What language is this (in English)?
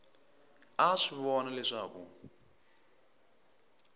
Tsonga